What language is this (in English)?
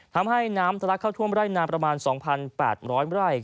Thai